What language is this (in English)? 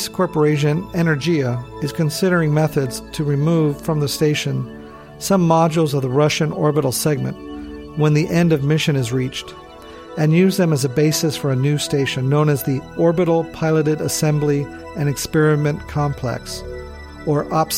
English